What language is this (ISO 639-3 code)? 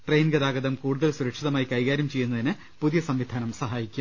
mal